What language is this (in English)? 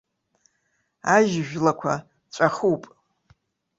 Abkhazian